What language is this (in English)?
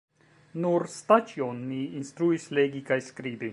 Esperanto